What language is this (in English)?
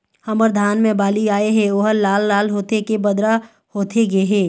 Chhattisgarhi